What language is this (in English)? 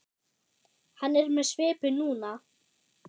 Icelandic